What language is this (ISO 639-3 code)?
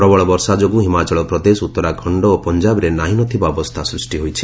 ori